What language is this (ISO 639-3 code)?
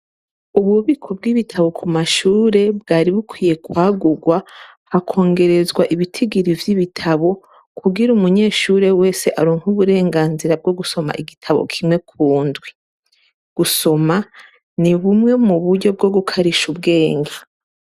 run